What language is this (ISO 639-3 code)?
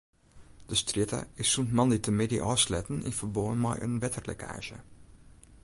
fry